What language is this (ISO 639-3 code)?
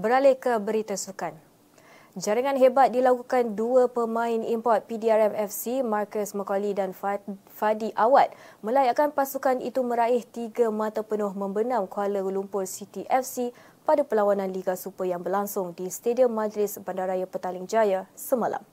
msa